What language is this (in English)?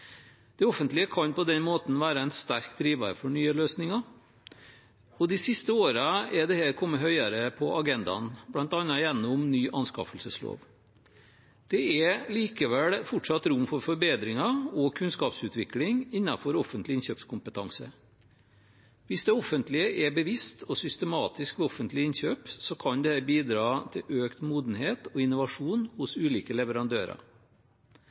Norwegian Bokmål